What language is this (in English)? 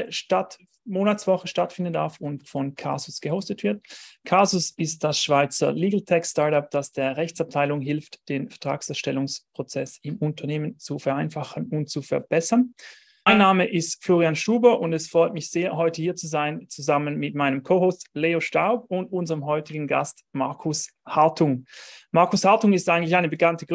German